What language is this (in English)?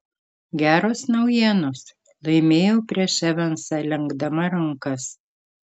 Lithuanian